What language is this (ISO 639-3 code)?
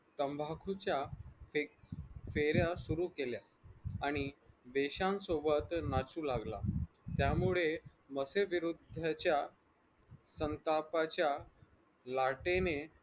mar